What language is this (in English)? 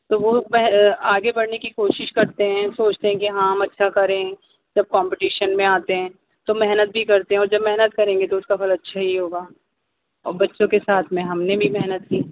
Urdu